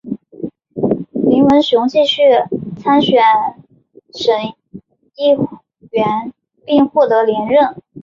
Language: Chinese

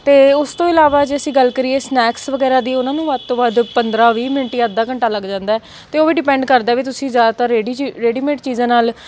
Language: Punjabi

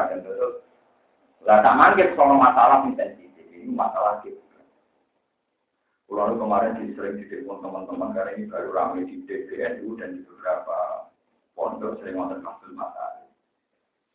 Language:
Indonesian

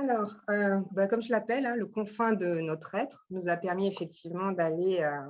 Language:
French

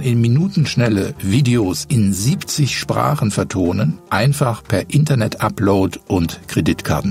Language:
German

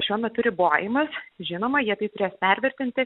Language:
Lithuanian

